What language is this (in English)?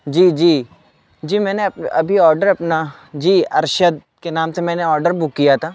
Urdu